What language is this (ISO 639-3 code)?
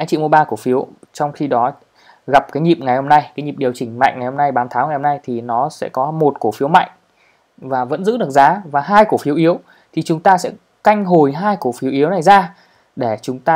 vie